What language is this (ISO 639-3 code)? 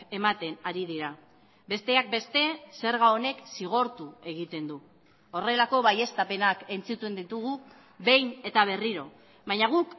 eus